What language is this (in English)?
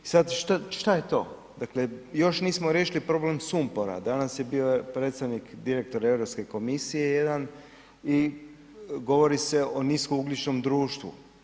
Croatian